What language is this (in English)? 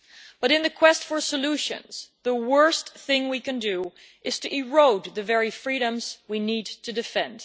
English